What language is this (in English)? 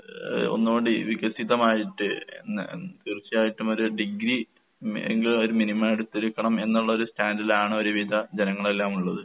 Malayalam